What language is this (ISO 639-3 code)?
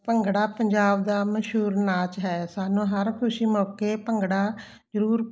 pan